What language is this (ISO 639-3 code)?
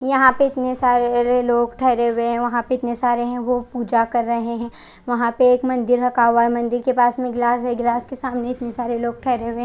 hin